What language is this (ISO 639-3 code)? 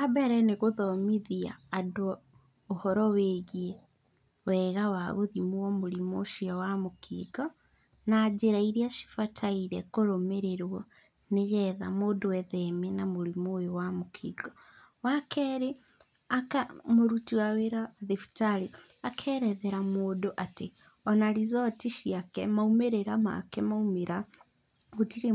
kik